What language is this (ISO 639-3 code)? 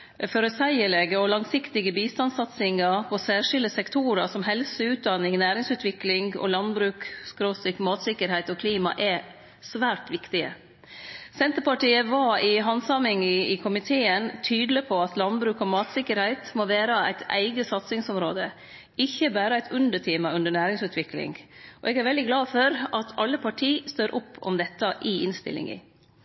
nno